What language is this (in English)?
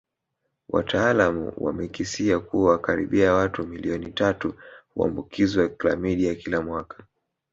Swahili